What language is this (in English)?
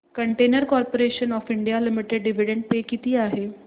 Marathi